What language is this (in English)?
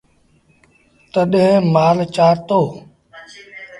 Sindhi Bhil